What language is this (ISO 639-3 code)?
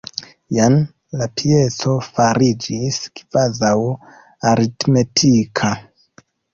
epo